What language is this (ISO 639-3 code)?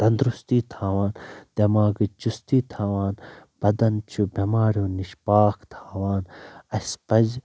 kas